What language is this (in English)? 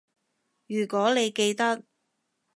Cantonese